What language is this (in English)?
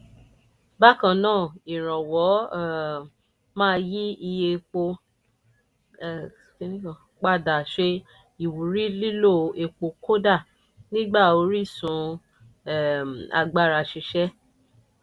Yoruba